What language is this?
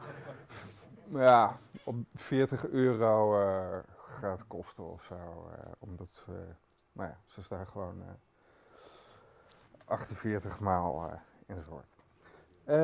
Dutch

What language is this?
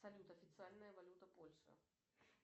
Russian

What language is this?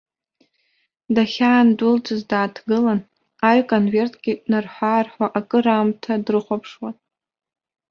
Abkhazian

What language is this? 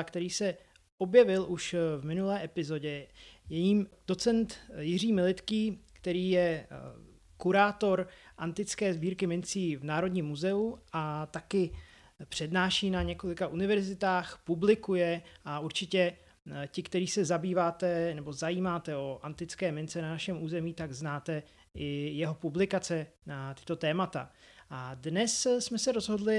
Czech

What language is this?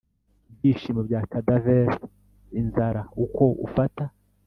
Kinyarwanda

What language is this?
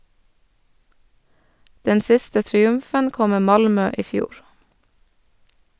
Norwegian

